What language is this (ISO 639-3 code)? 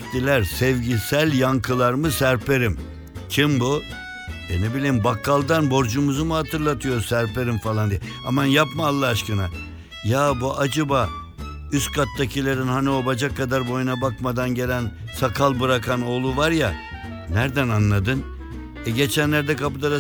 tur